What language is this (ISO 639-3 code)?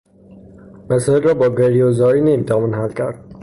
fas